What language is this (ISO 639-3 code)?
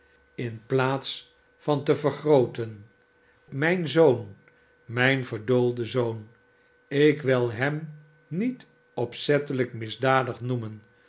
nld